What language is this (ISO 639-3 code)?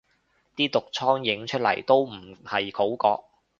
yue